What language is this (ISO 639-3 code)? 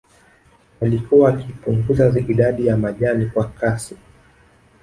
swa